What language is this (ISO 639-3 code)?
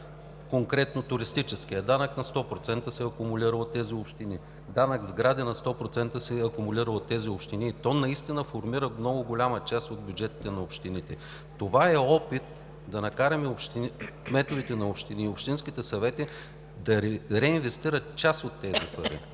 bul